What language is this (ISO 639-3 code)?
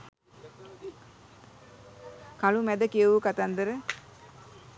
sin